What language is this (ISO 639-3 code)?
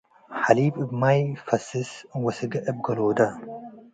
tig